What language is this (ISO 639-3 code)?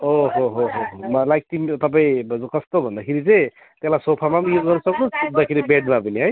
nep